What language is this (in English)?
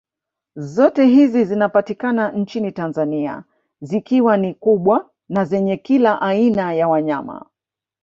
Swahili